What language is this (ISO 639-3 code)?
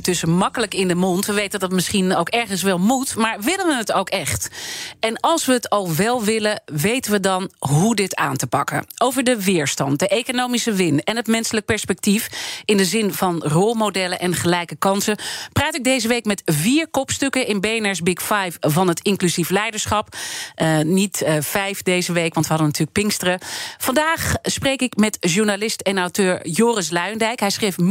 nld